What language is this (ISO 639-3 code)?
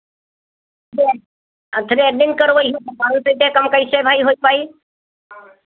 hin